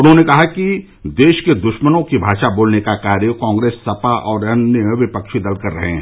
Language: Hindi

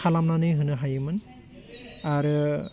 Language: Bodo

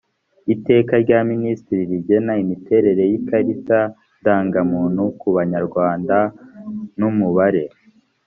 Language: Kinyarwanda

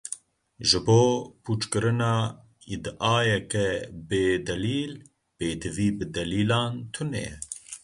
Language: Kurdish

